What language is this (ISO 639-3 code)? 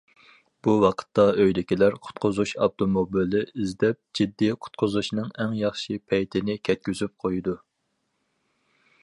uig